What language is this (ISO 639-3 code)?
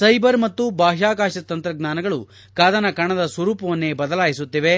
kan